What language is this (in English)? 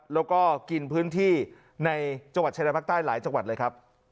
Thai